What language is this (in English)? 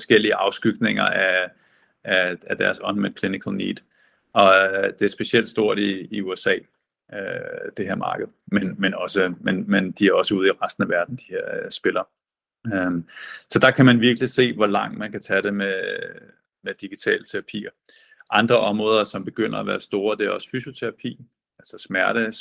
Danish